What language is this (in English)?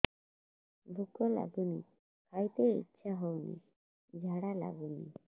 Odia